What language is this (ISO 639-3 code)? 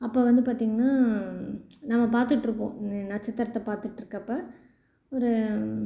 tam